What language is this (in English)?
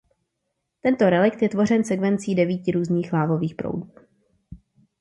Czech